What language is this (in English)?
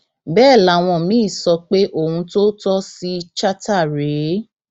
Yoruba